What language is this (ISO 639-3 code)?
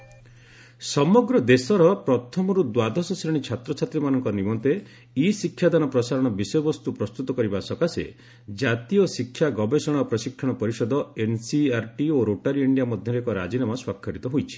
ori